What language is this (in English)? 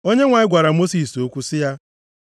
Igbo